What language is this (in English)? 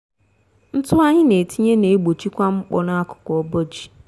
Igbo